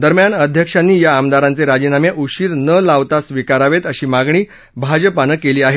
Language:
Marathi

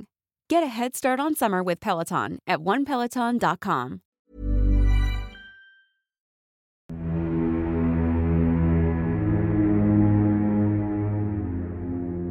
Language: Filipino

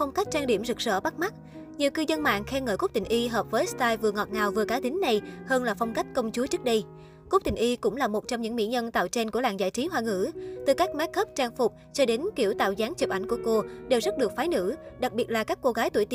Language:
Vietnamese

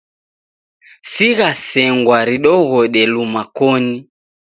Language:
Taita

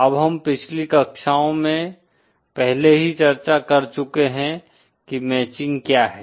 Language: Hindi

